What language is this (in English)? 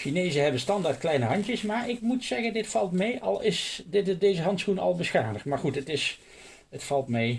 Dutch